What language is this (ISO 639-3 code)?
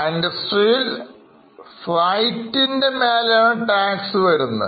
mal